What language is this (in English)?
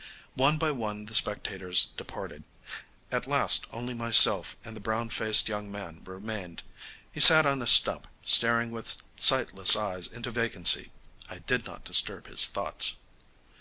English